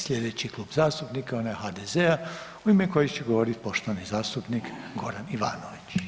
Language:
Croatian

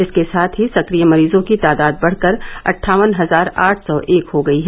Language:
Hindi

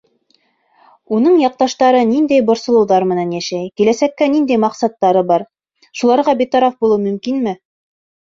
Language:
Bashkir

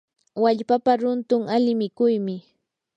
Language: Yanahuanca Pasco Quechua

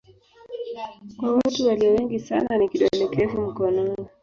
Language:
Swahili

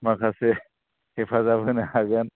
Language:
Bodo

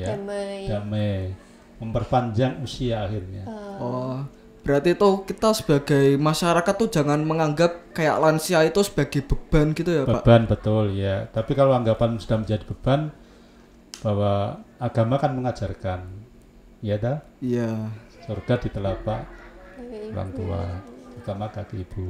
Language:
Indonesian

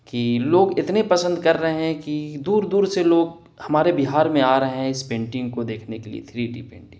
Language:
Urdu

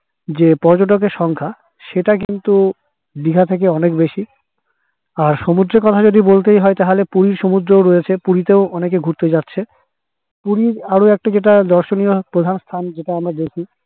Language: Bangla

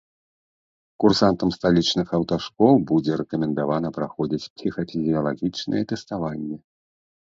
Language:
Belarusian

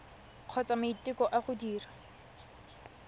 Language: Tswana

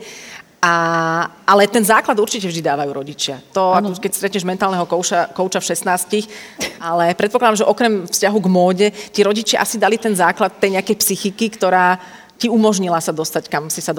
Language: Slovak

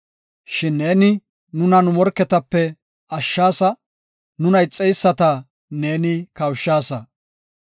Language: Gofa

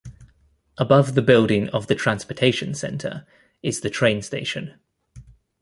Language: English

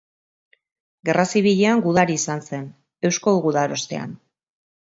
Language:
Basque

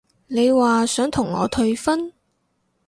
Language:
Cantonese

